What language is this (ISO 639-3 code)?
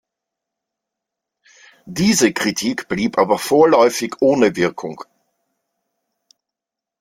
deu